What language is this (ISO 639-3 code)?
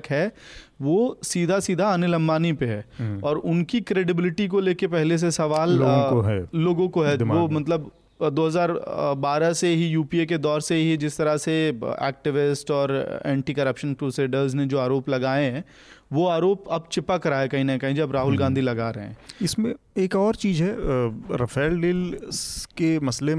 hin